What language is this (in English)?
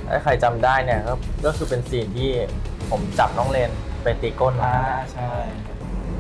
Thai